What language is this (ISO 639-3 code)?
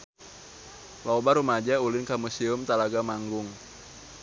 sun